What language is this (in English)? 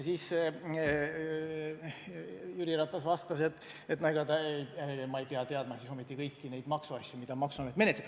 Estonian